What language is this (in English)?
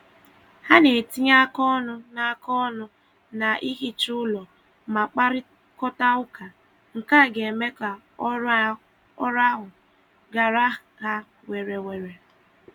Igbo